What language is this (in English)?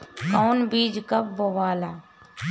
Bhojpuri